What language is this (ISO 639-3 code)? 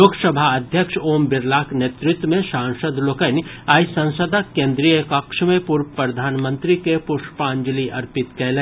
mai